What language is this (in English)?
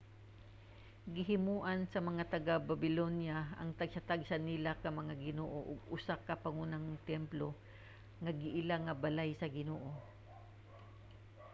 Cebuano